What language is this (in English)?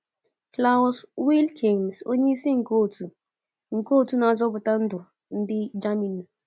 Igbo